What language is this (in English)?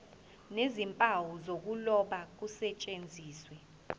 Zulu